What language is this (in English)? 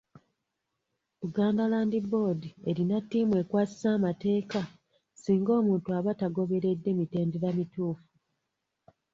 Ganda